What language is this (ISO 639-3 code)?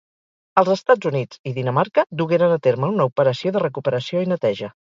cat